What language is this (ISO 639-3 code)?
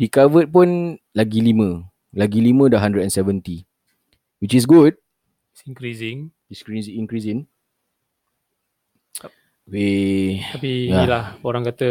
msa